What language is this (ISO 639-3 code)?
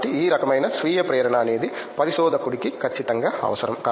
tel